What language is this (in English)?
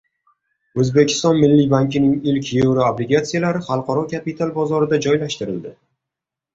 Uzbek